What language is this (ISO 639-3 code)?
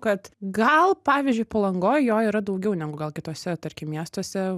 lit